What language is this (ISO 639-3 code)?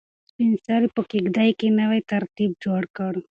pus